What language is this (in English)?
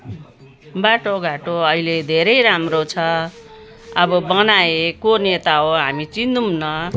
Nepali